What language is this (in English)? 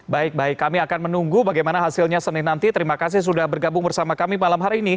Indonesian